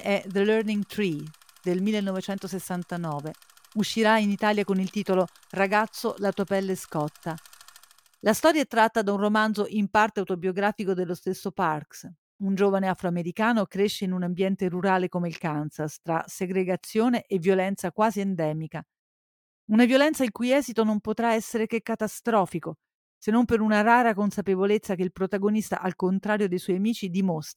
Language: Italian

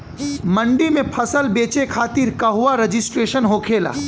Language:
Bhojpuri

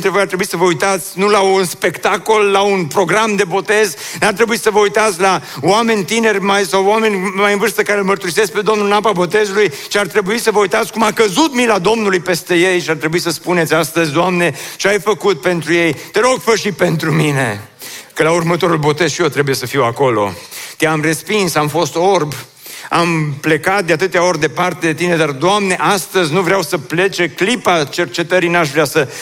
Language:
Romanian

